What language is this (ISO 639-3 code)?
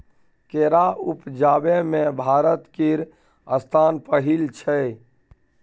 mai